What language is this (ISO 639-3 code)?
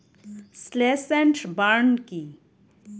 ben